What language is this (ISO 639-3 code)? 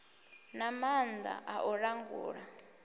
ven